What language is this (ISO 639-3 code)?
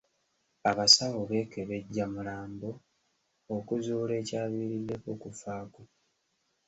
lug